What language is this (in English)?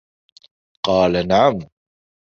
Arabic